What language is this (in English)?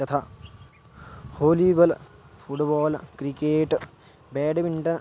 Sanskrit